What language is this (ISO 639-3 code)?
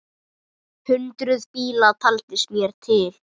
isl